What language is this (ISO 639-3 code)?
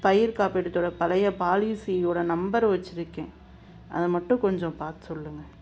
tam